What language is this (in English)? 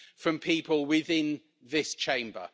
English